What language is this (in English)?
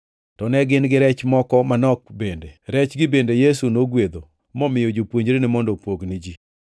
Luo (Kenya and Tanzania)